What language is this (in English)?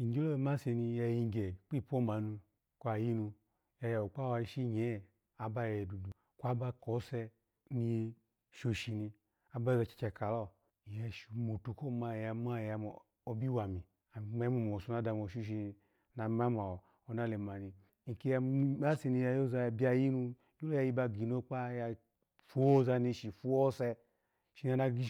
Alago